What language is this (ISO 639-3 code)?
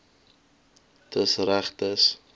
afr